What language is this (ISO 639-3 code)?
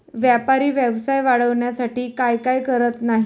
mar